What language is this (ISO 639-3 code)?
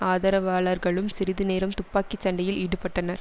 tam